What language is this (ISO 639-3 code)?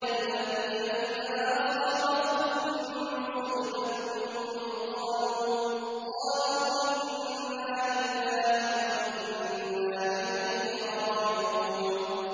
ara